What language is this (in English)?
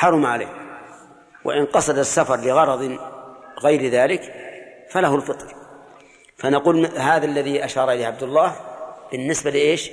Arabic